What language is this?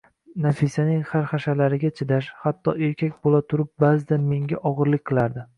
Uzbek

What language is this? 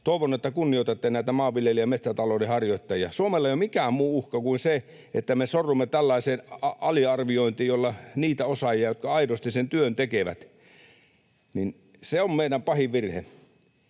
Finnish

